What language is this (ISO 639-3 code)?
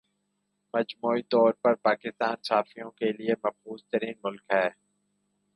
urd